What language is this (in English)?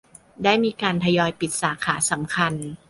Thai